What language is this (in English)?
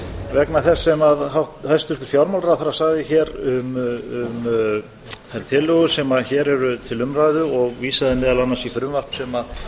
Icelandic